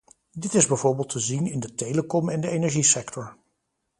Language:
Dutch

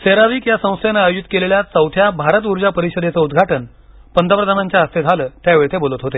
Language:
Marathi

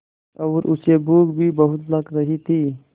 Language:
Hindi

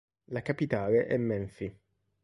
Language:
Italian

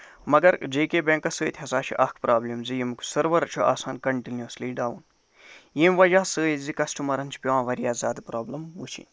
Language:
Kashmiri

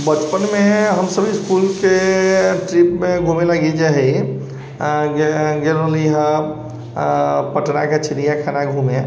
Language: Maithili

